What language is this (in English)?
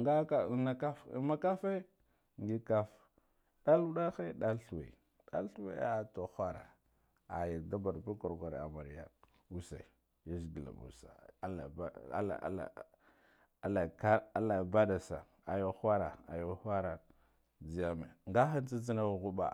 Guduf-Gava